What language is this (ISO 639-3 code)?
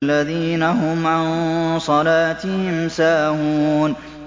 ara